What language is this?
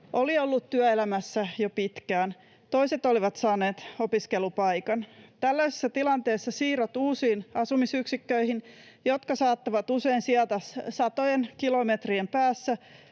Finnish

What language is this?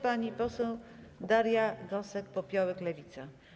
Polish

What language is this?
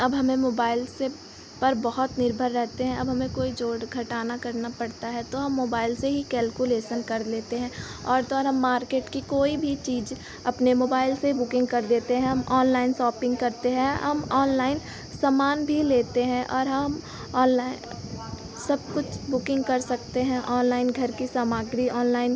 Hindi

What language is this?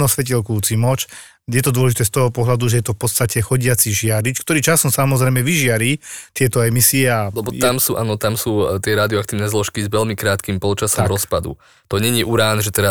Slovak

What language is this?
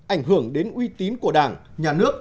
Vietnamese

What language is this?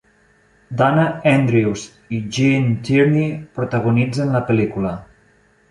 Catalan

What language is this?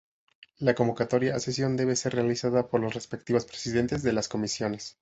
Spanish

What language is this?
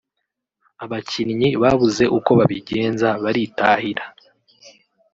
Kinyarwanda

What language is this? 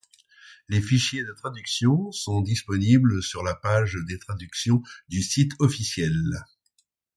French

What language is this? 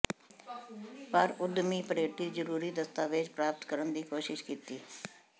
Punjabi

